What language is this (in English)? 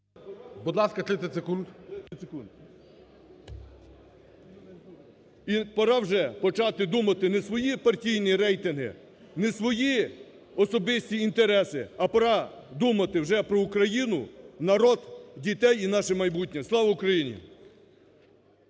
Ukrainian